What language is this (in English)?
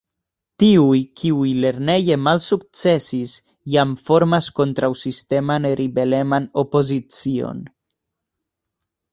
Esperanto